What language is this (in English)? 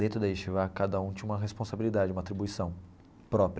Portuguese